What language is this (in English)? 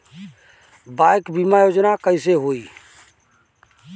Bhojpuri